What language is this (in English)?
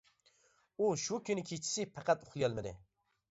Uyghur